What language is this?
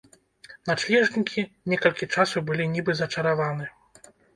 Belarusian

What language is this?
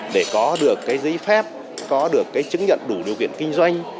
Vietnamese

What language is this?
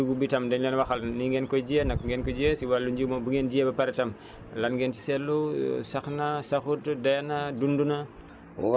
Wolof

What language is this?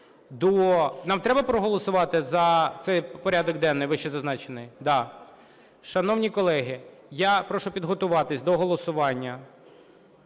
Ukrainian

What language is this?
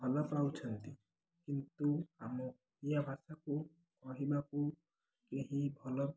Odia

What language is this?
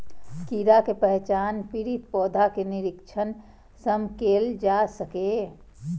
Maithili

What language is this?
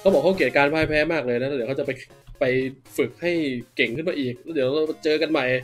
Thai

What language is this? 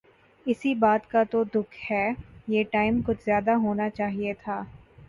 Urdu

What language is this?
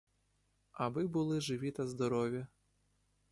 Ukrainian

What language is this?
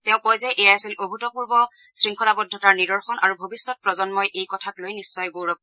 Assamese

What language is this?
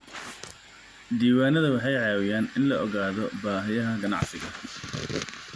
Somali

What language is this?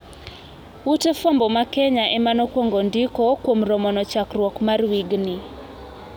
Luo (Kenya and Tanzania)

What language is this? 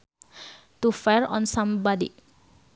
Sundanese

